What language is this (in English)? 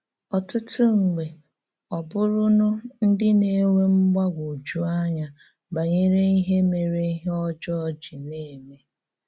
Igbo